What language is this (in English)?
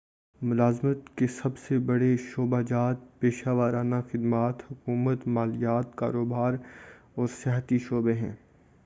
Urdu